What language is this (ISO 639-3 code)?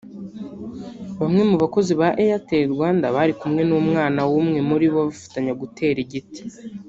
kin